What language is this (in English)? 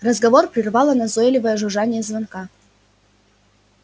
Russian